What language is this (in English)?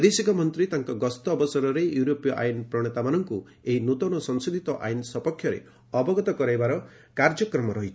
Odia